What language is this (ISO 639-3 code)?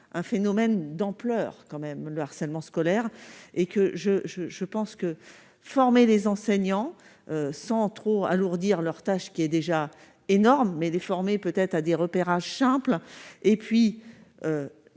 fra